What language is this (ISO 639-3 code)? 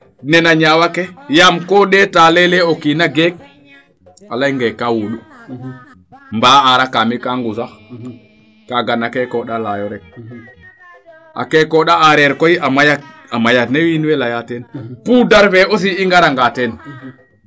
srr